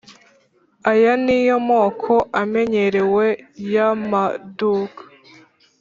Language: Kinyarwanda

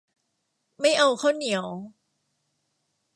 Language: Thai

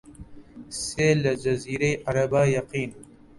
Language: Central Kurdish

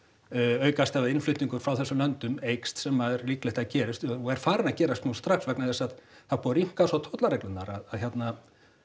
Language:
Icelandic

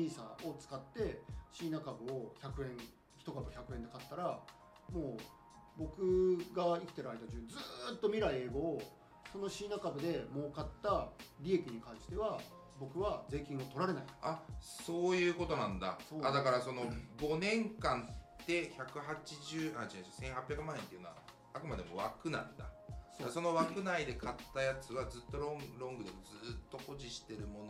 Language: Japanese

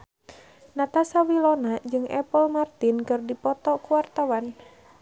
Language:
Sundanese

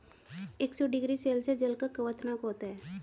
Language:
Hindi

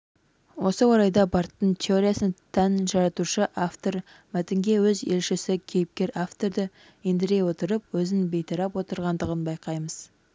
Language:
Kazakh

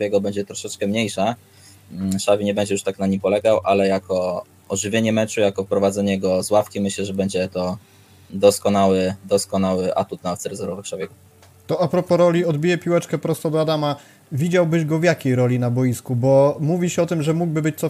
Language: Polish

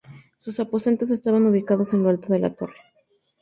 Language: Spanish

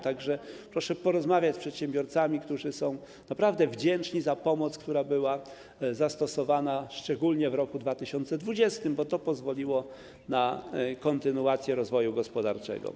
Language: Polish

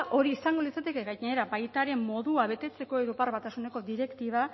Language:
Basque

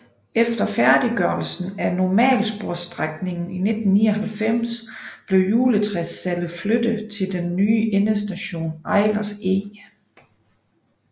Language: Danish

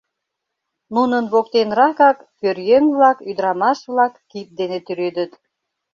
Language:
Mari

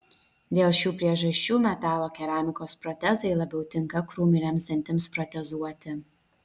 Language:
Lithuanian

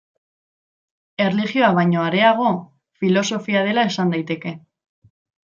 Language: Basque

